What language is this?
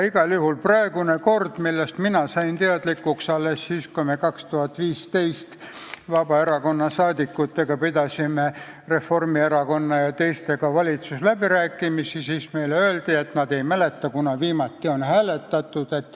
Estonian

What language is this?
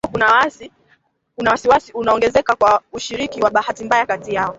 Swahili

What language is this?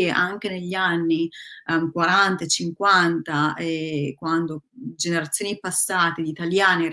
Italian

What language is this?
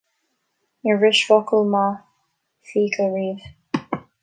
Irish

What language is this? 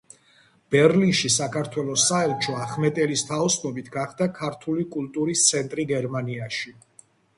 Georgian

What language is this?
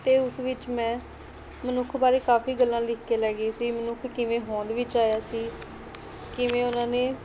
Punjabi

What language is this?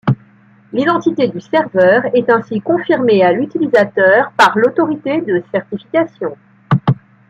French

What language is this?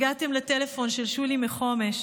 Hebrew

